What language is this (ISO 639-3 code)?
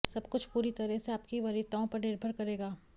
hin